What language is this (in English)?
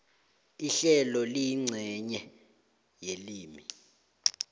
South Ndebele